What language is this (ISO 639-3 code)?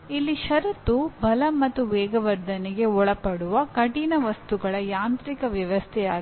kan